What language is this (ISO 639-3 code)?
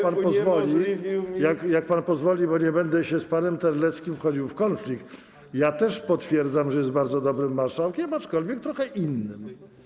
pol